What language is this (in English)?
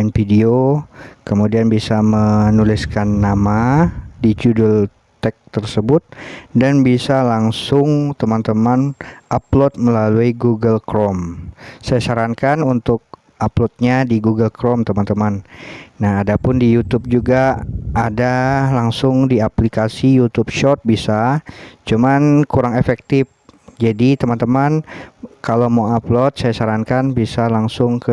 Indonesian